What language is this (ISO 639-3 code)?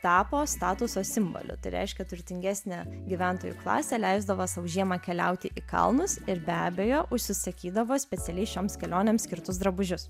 lit